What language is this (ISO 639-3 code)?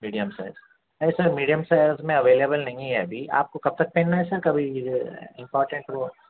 urd